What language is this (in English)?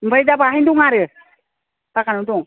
Bodo